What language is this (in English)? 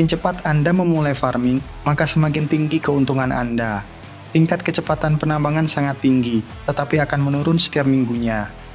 Indonesian